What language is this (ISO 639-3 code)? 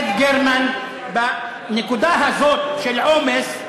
heb